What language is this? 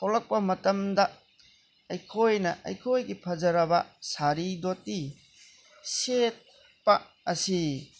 Manipuri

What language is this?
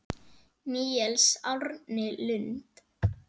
Icelandic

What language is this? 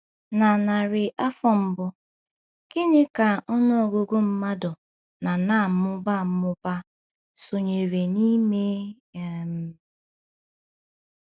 Igbo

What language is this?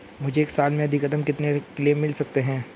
Hindi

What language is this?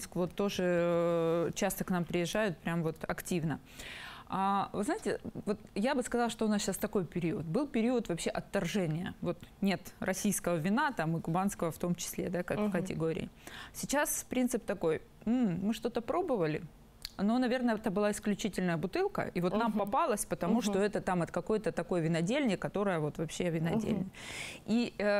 Russian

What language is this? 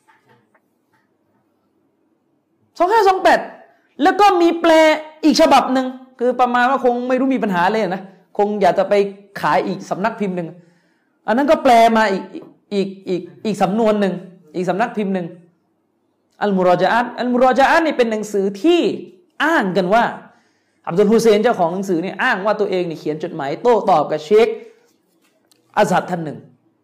Thai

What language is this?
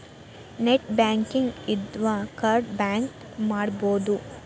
Kannada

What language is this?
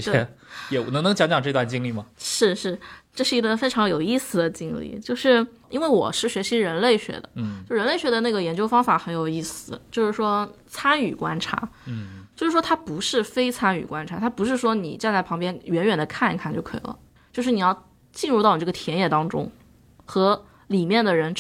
Chinese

